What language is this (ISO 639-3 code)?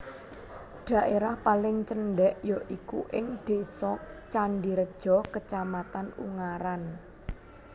jav